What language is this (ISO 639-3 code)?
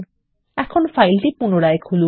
ben